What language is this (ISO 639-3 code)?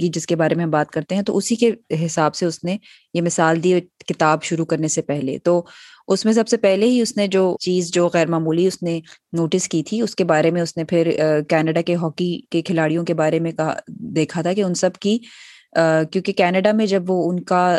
urd